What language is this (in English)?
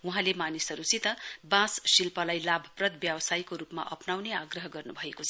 Nepali